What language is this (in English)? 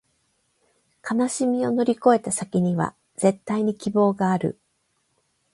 Japanese